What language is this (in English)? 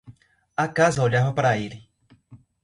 Portuguese